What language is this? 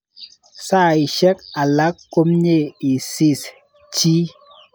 Kalenjin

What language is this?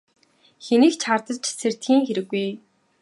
Mongolian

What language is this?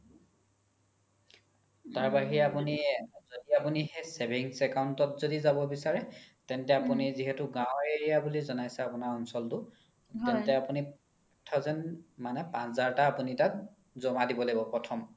Assamese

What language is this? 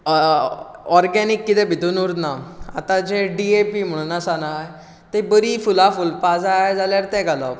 Konkani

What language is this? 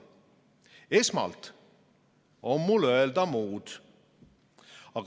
Estonian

